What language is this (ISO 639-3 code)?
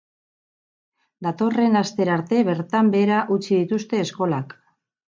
eus